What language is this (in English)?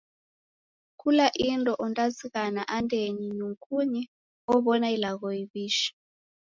Taita